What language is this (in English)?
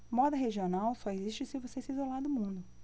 Portuguese